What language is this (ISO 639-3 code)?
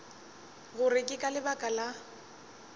nso